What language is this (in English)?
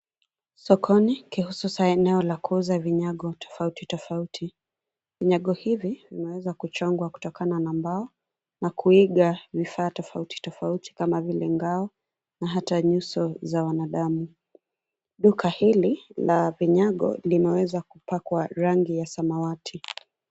Swahili